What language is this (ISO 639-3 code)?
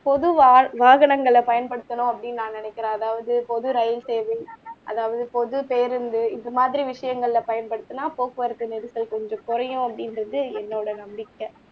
tam